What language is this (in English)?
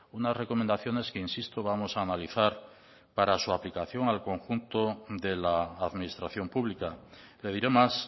Spanish